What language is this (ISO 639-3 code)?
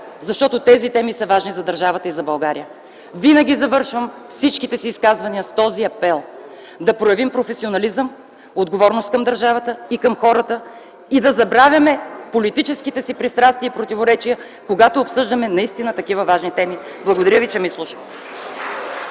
bul